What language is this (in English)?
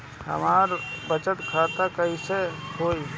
Bhojpuri